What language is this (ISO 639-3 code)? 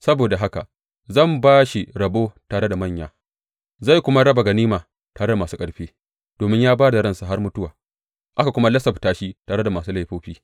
hau